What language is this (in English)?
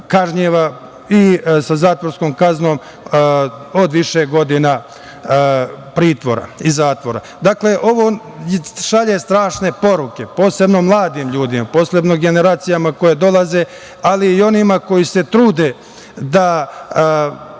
Serbian